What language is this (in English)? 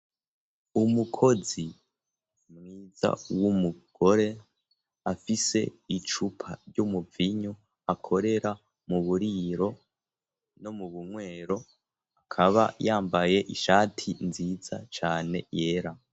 Rundi